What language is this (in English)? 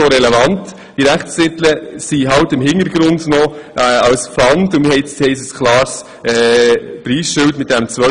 Swiss German